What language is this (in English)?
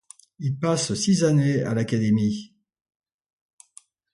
French